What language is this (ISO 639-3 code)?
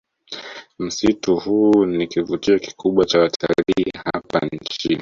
swa